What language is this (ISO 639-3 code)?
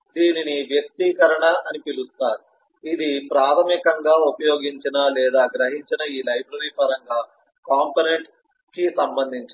tel